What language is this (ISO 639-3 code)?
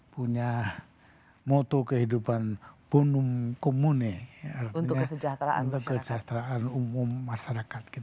ind